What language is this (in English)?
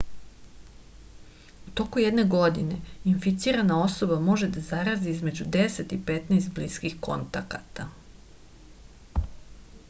Serbian